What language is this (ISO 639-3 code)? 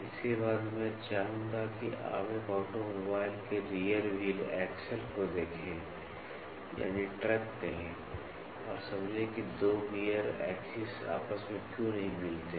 hin